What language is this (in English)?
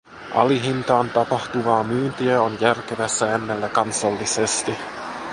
Finnish